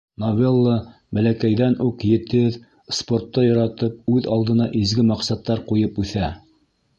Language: Bashkir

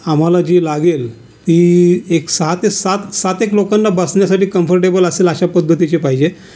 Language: Marathi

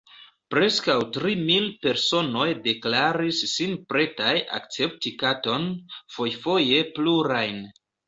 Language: Esperanto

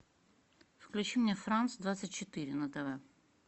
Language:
Russian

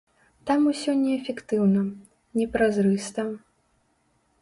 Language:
Belarusian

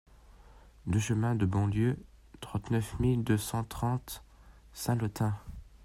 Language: French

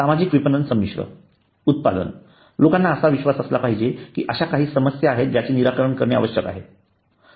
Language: Marathi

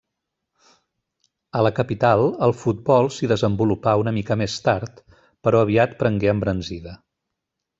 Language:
Catalan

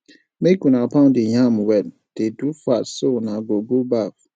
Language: Nigerian Pidgin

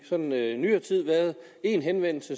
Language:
Danish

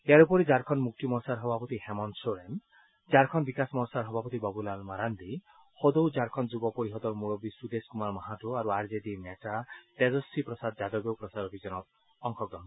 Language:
Assamese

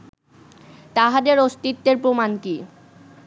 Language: Bangla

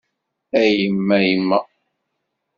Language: Kabyle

